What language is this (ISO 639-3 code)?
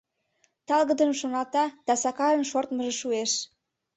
chm